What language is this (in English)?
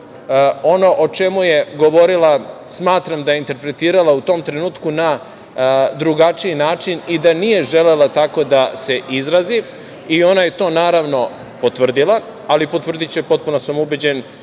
Serbian